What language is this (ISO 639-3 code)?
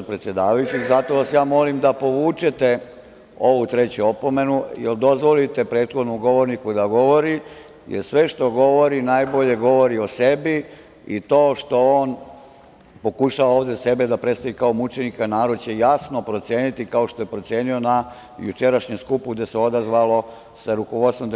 srp